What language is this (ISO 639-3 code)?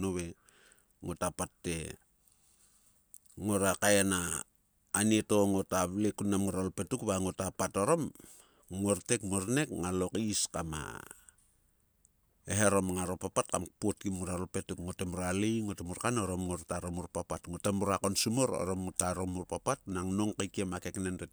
sua